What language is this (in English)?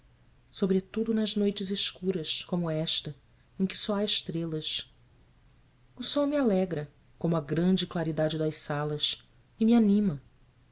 Portuguese